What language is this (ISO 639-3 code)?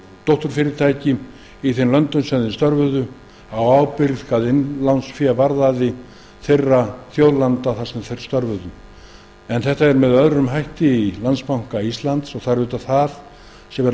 isl